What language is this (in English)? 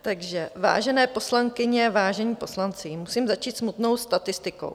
Czech